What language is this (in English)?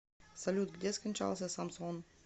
Russian